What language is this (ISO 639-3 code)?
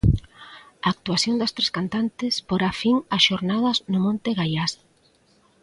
glg